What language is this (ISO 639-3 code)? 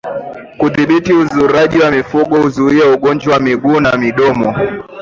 swa